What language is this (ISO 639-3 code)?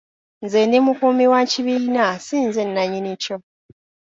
lug